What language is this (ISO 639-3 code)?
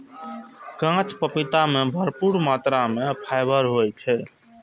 mai